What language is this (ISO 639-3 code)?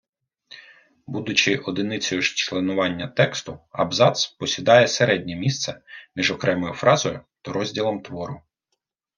ukr